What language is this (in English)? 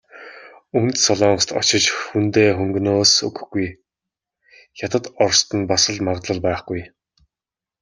Mongolian